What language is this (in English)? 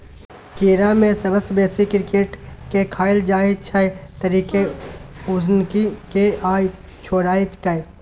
Maithili